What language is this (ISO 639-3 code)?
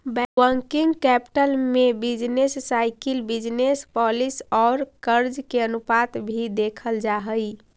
mag